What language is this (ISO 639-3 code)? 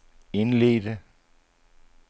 dan